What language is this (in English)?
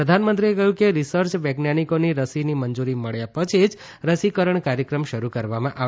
Gujarati